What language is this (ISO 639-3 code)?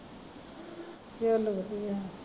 pan